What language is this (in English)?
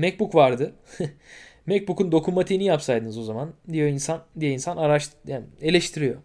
Turkish